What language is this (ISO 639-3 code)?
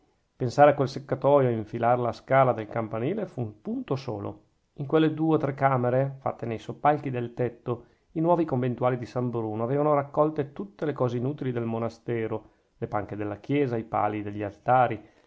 ita